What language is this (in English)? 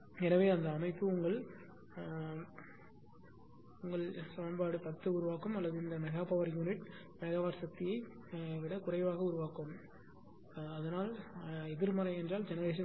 Tamil